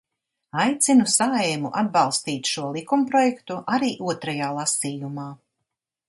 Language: Latvian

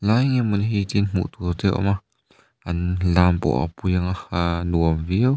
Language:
Mizo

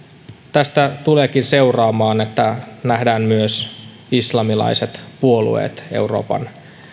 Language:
Finnish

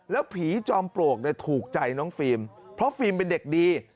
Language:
Thai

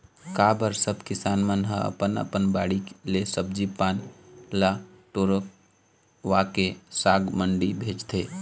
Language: Chhattisgarhi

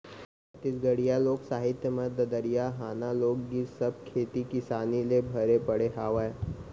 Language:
Chhattisgarhi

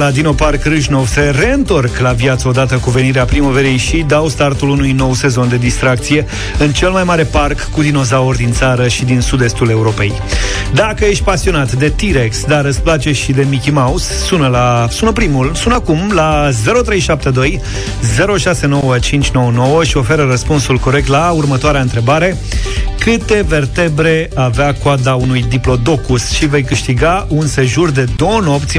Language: Romanian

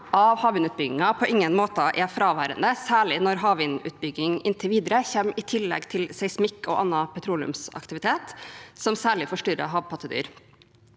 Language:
Norwegian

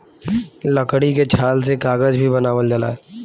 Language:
Bhojpuri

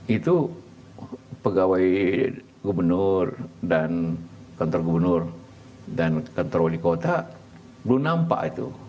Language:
Indonesian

